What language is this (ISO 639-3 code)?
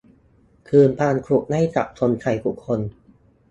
tha